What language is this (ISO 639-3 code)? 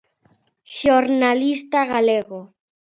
glg